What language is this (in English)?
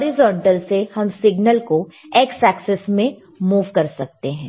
Hindi